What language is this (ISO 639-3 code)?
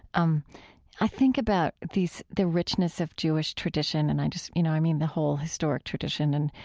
eng